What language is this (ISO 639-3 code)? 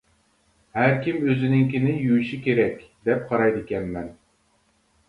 uig